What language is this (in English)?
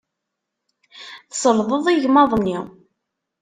Kabyle